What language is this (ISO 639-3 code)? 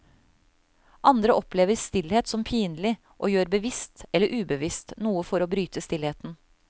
nor